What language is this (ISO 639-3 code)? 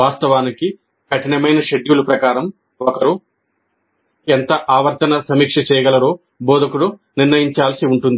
tel